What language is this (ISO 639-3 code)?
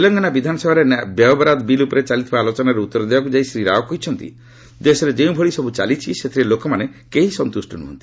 ori